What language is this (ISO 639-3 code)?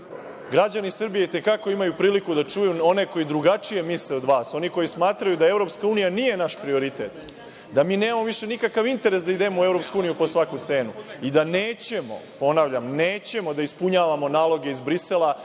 srp